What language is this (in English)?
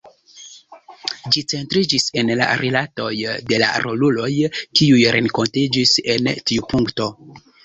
Esperanto